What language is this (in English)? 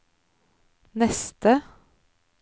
Norwegian